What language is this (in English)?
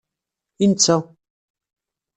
Kabyle